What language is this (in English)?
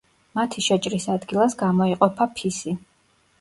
Georgian